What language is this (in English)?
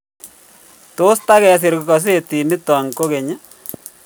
Kalenjin